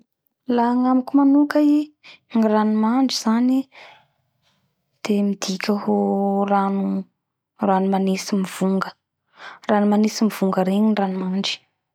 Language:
Bara Malagasy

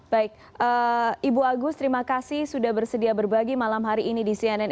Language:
Indonesian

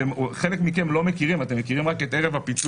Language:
Hebrew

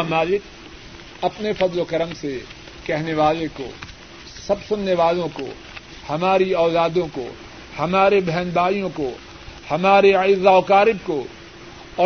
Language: Urdu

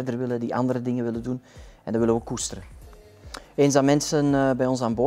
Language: Dutch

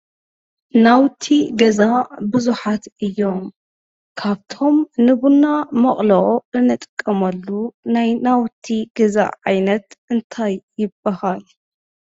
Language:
Tigrinya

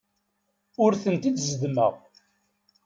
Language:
Kabyle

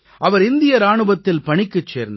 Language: Tamil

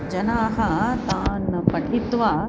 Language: Sanskrit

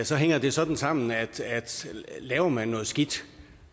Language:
Danish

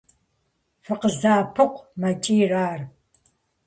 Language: Kabardian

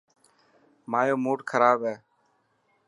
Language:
Dhatki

